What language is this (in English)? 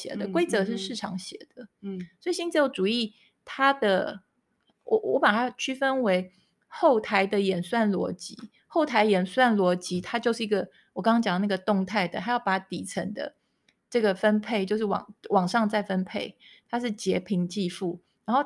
Chinese